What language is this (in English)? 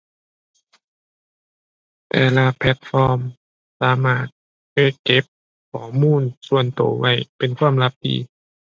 Thai